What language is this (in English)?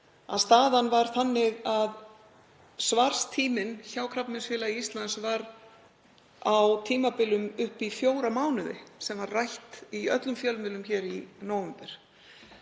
Icelandic